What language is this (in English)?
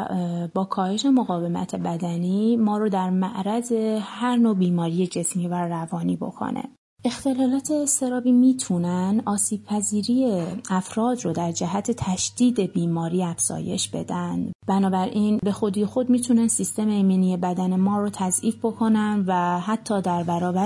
Persian